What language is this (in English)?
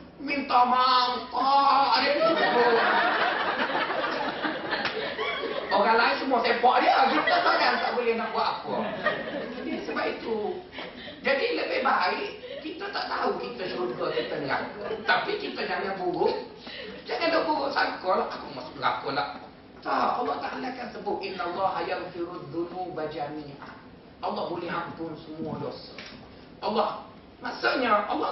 Malay